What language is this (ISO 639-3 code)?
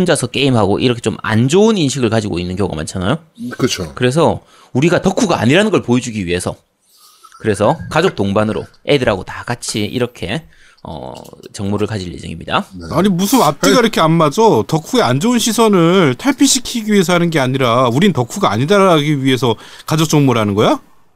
kor